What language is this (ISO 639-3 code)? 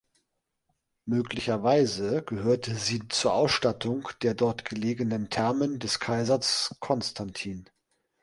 deu